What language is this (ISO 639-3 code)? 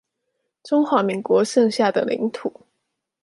zho